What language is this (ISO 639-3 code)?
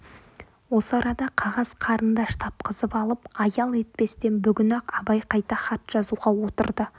kaz